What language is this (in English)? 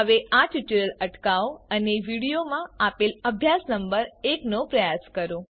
Gujarati